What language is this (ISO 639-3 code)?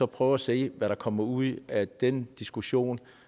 dan